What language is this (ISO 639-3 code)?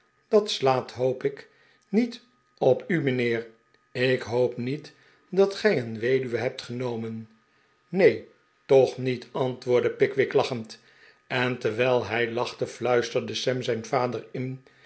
nld